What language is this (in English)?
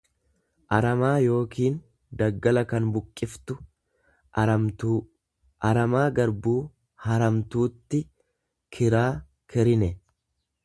Oromo